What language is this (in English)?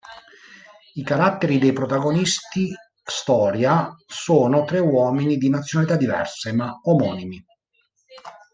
Italian